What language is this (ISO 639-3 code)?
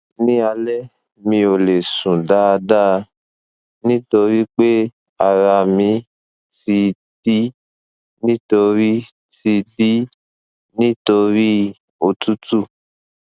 yor